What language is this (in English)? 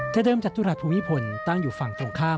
Thai